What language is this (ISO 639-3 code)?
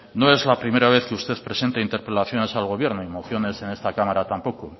spa